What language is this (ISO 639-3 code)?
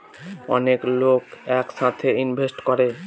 ben